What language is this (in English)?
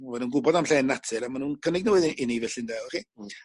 Welsh